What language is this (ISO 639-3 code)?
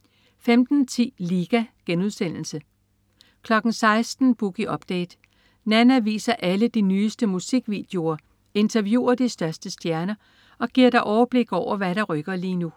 dan